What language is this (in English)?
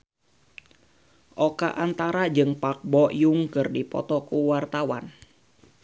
Sundanese